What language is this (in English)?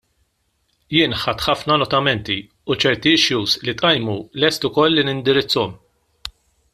Maltese